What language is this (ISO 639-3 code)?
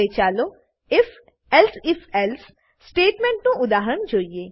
guj